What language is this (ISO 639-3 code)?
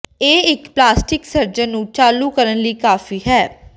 pan